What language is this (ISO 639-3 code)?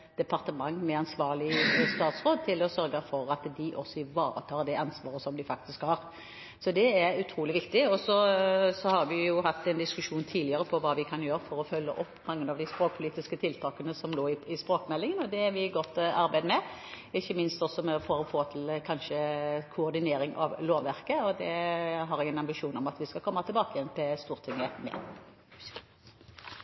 nob